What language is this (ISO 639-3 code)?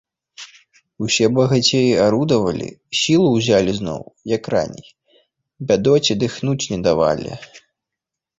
bel